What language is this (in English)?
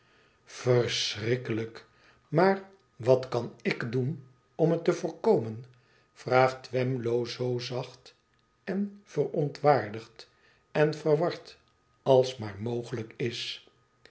Dutch